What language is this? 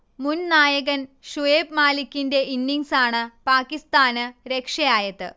Malayalam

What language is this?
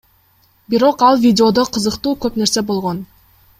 Kyrgyz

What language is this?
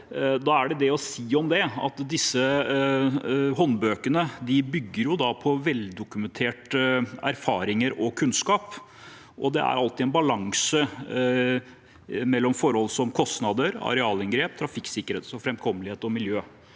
Norwegian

